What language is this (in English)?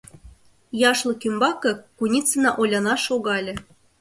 Mari